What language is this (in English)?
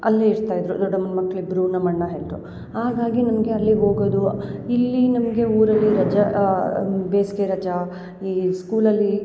Kannada